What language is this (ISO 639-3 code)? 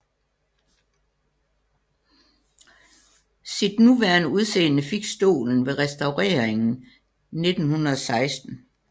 dan